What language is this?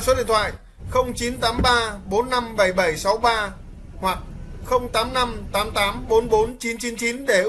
Vietnamese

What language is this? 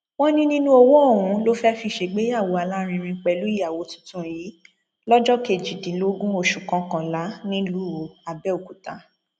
Yoruba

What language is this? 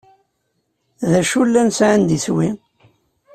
Kabyle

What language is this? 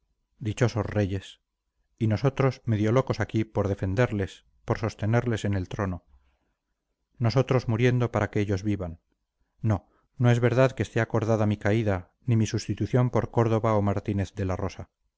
Spanish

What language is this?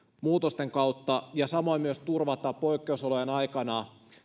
Finnish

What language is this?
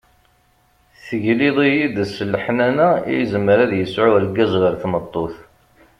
Kabyle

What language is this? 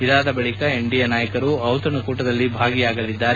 Kannada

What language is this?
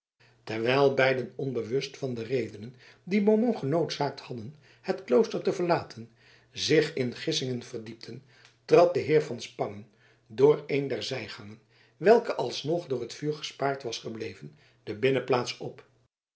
Dutch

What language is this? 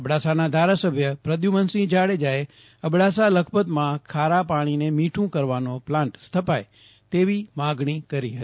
Gujarati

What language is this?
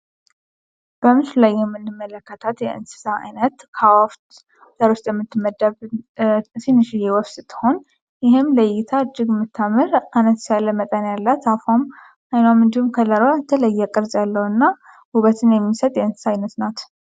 Amharic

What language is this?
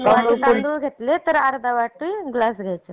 Marathi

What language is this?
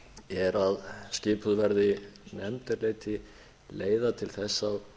Icelandic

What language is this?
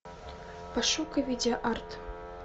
Russian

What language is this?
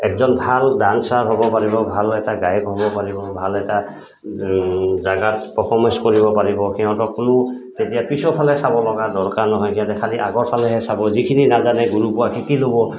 Assamese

